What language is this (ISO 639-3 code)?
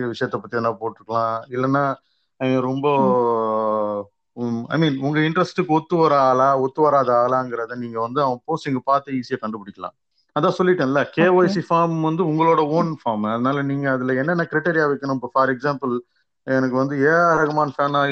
tam